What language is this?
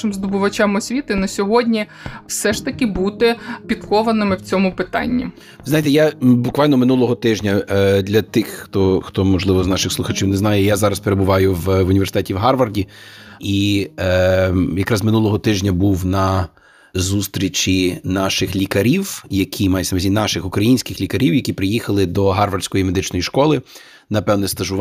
Ukrainian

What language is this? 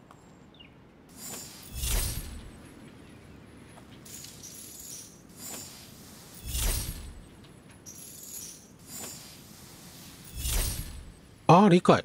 Japanese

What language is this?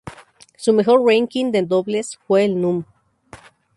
Spanish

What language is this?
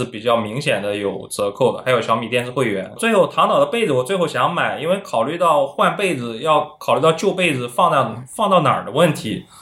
Chinese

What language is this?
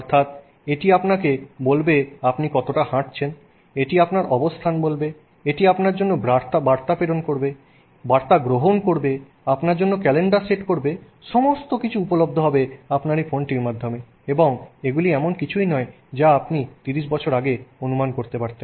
Bangla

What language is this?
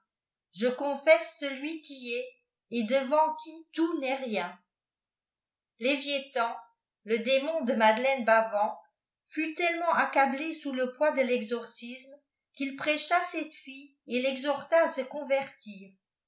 French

